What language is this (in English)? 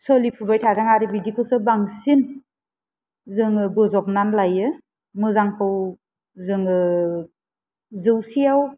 Bodo